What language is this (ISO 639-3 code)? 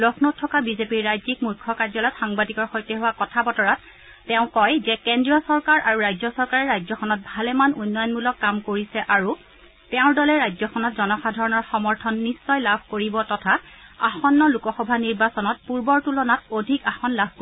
asm